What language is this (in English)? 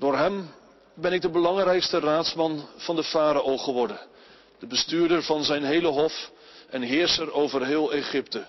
Dutch